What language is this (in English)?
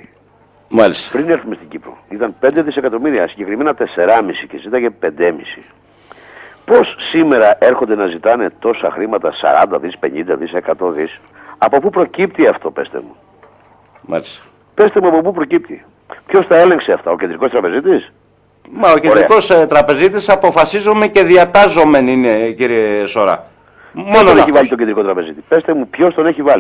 Greek